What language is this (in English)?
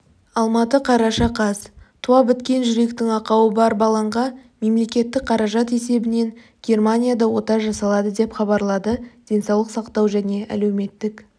Kazakh